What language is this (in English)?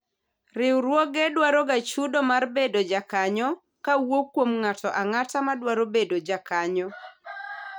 Luo (Kenya and Tanzania)